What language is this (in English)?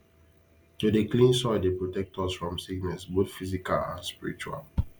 Nigerian Pidgin